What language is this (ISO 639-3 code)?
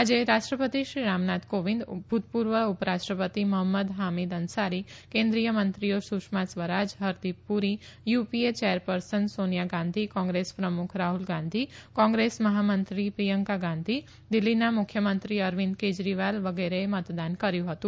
guj